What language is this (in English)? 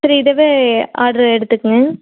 Tamil